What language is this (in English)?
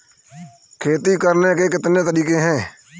Hindi